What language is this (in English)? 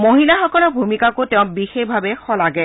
Assamese